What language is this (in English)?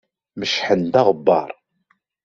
Kabyle